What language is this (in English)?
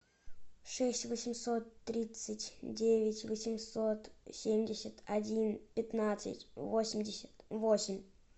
Russian